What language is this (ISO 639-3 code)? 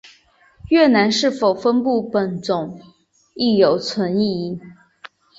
zho